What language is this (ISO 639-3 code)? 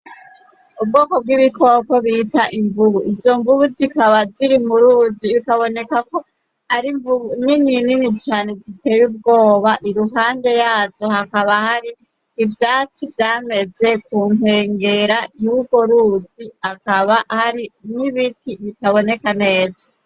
run